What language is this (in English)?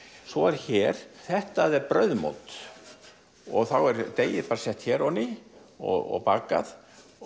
Icelandic